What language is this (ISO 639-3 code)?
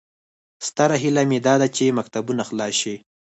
pus